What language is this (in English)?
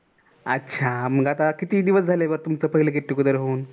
Marathi